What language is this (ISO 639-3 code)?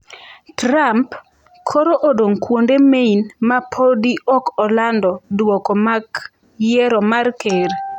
luo